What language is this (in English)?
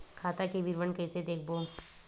Chhattisgarhi